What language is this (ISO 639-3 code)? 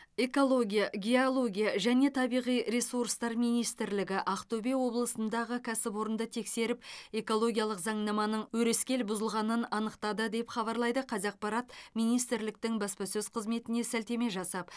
kaz